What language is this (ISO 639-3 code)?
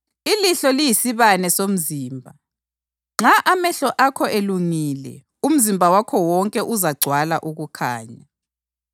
nde